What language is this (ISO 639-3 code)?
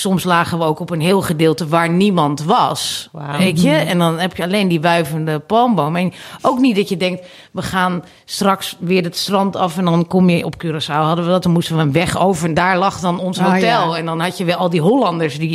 nld